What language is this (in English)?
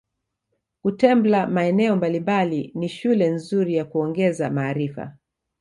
Swahili